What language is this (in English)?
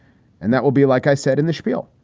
English